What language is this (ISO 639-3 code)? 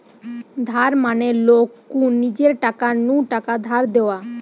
ben